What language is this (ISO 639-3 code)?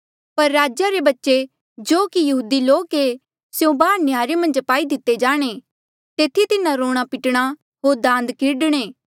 mjl